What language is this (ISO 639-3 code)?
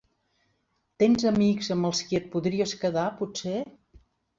cat